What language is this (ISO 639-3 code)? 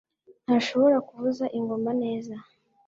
kin